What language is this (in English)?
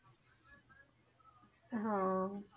Punjabi